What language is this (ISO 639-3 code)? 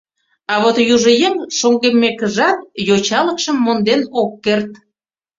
chm